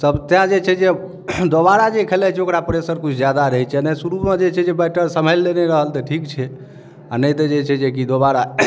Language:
Maithili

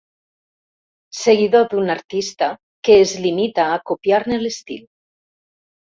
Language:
Catalan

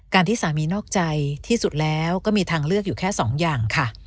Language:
Thai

